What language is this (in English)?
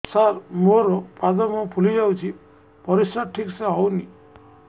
Odia